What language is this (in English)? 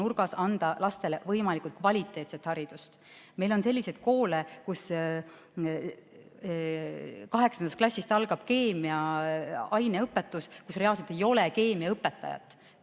Estonian